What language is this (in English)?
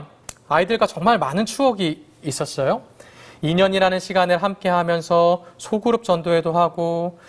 Korean